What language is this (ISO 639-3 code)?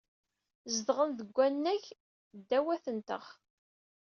kab